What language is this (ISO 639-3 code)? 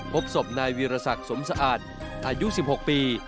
tha